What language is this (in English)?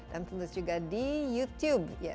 Indonesian